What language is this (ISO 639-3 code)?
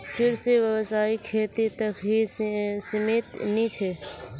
mag